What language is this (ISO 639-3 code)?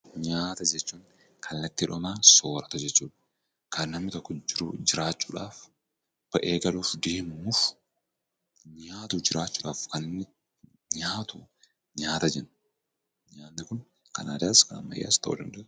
orm